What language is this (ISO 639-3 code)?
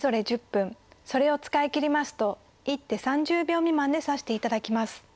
jpn